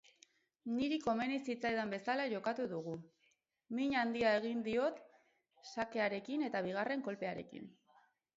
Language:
Basque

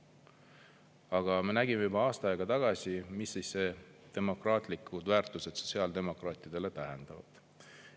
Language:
Estonian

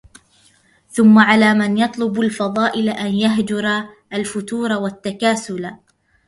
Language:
Arabic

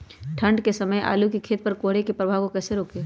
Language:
Magahi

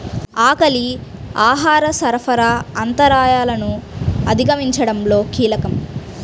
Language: Telugu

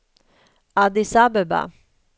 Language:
Swedish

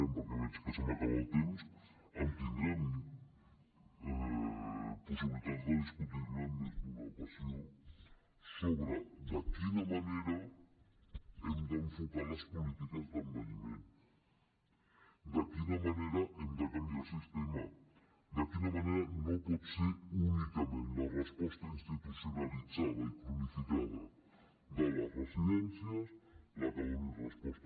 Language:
Catalan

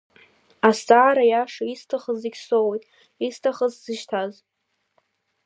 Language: Abkhazian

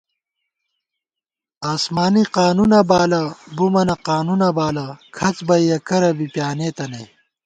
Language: Gawar-Bati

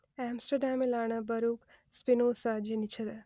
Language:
Malayalam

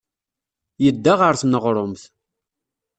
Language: Kabyle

